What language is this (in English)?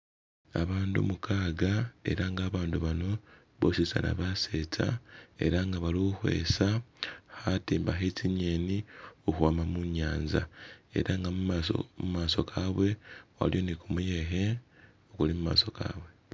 Masaaba